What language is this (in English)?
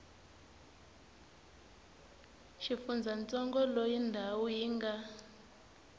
Tsonga